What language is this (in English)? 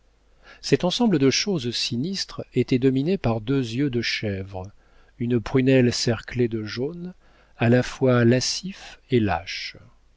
French